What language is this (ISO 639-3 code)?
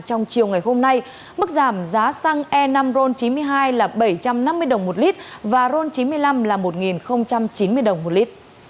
vie